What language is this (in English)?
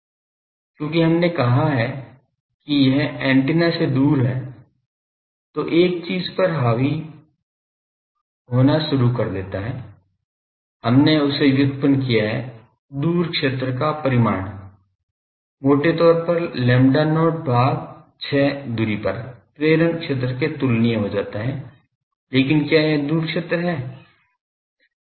Hindi